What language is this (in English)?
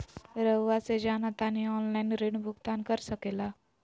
Magahi